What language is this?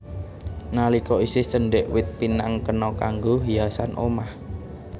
Javanese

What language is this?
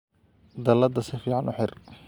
Somali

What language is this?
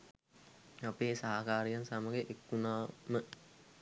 Sinhala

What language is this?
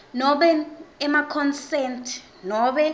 Swati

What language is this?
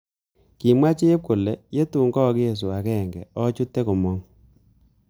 Kalenjin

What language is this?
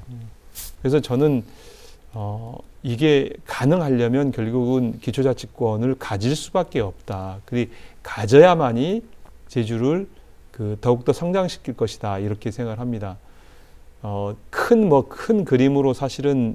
Korean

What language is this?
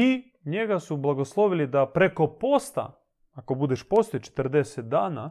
Croatian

